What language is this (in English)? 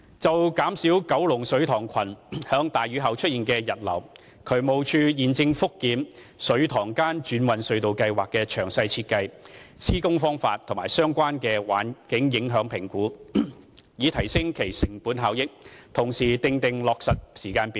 Cantonese